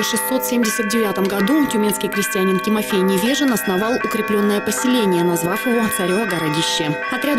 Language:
Russian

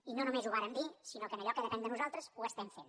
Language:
Catalan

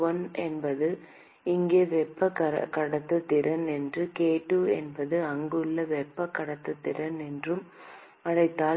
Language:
Tamil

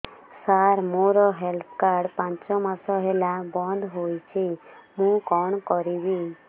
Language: Odia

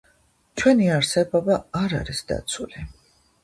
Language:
Georgian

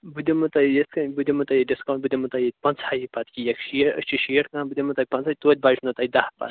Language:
Kashmiri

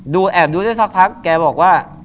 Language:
Thai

